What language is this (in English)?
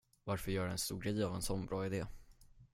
Swedish